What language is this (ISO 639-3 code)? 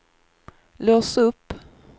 swe